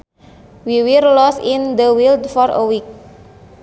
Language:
Sundanese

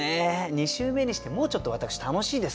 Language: Japanese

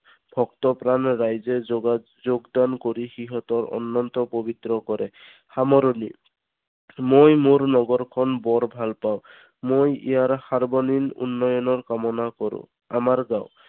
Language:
Assamese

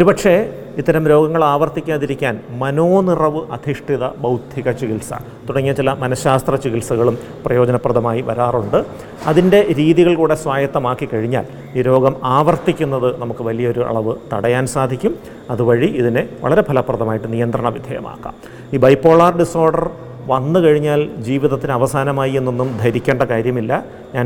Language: Malayalam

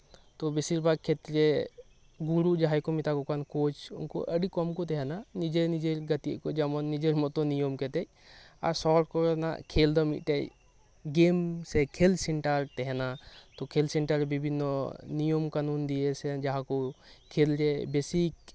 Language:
Santali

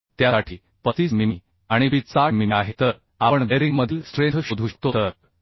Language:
Marathi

